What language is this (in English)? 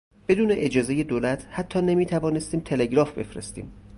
Persian